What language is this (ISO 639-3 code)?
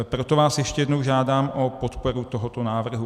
ces